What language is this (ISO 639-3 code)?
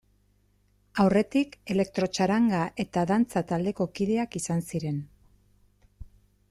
eus